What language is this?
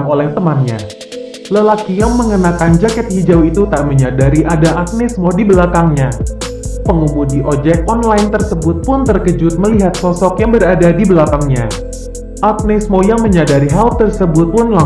Indonesian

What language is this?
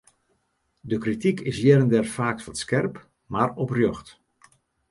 Western Frisian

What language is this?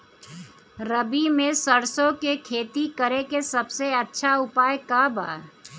Bhojpuri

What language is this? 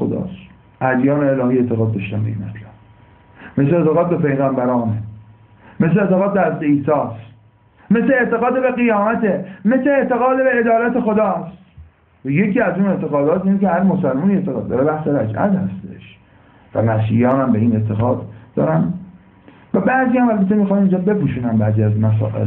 Persian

